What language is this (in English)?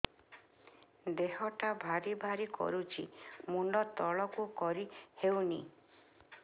Odia